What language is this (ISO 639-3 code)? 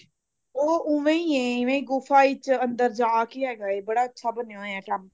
pan